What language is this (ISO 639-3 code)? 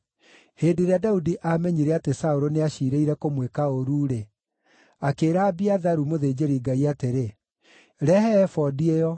kik